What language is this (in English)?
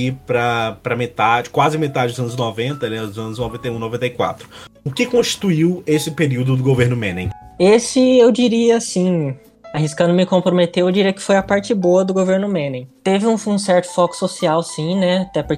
Portuguese